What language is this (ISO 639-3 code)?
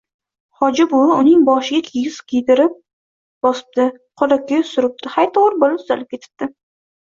uzb